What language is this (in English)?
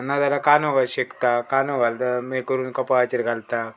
Konkani